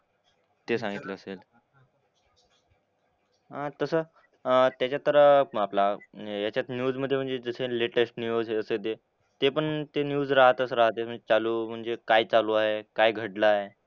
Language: Marathi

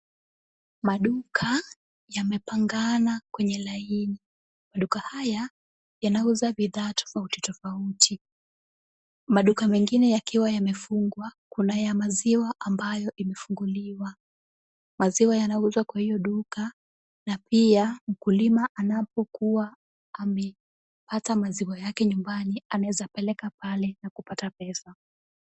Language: Swahili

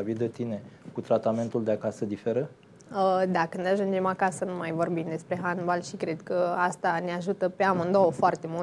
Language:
Romanian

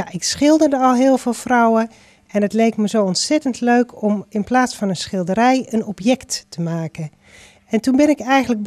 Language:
Dutch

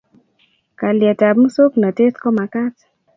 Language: Kalenjin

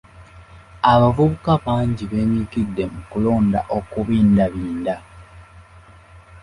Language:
Ganda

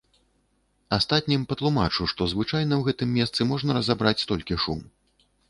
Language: Belarusian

